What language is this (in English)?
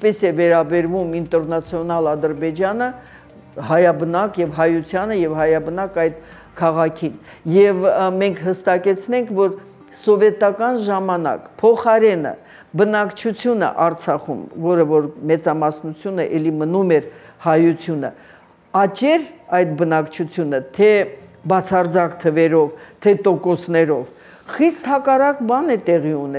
Romanian